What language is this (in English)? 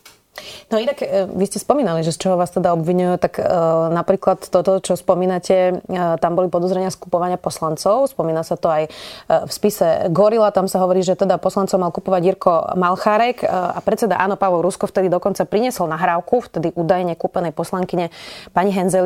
Slovak